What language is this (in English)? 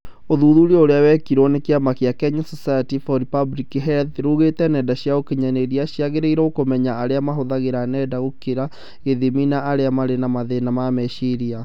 Kikuyu